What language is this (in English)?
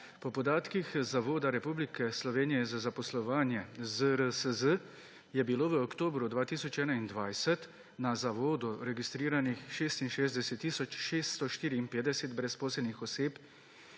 Slovenian